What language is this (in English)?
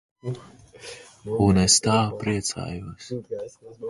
Latvian